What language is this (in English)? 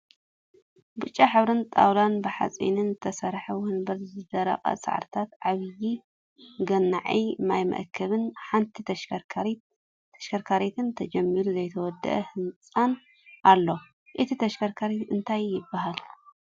Tigrinya